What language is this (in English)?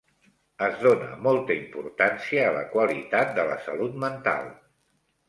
Catalan